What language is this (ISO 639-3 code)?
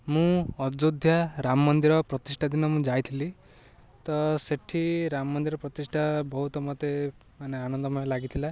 ori